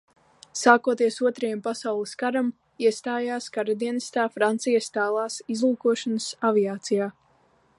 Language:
Latvian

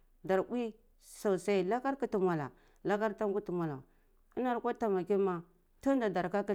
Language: Cibak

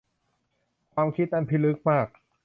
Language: Thai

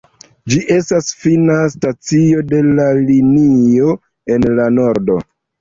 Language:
Esperanto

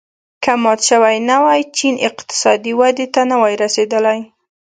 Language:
Pashto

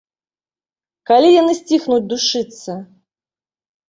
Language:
Belarusian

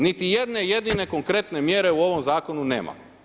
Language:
Croatian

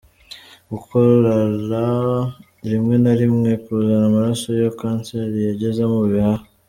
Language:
Kinyarwanda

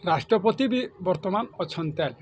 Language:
Odia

